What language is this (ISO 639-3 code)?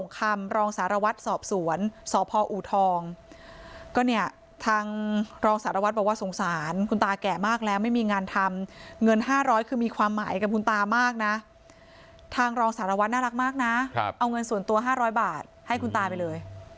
tha